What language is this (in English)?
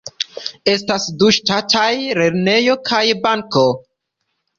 Esperanto